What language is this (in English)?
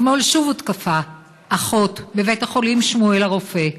Hebrew